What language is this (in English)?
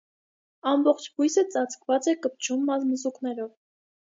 Armenian